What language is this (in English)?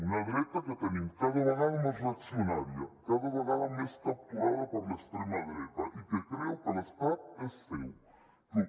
Catalan